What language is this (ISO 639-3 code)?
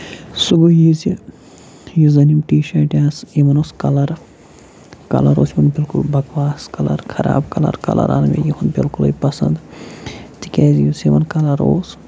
kas